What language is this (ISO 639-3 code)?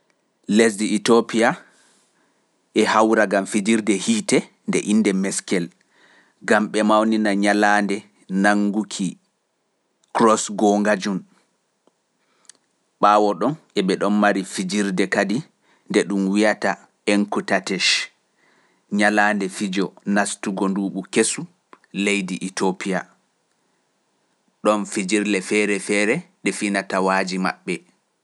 fuf